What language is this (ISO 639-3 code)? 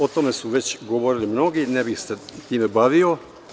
srp